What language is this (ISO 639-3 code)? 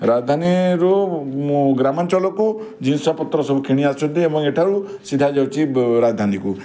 ori